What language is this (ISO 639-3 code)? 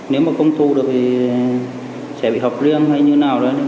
vie